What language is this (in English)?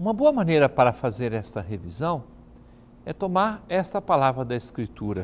Portuguese